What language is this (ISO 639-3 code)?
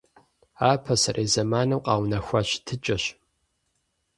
kbd